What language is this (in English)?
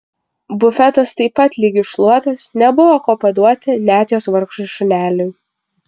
Lithuanian